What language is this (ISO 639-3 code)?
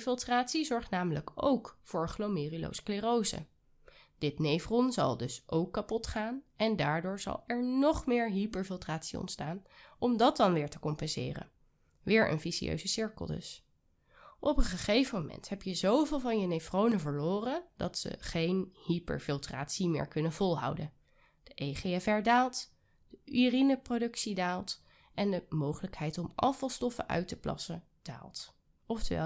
nld